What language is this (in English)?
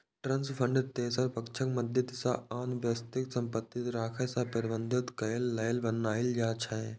Maithili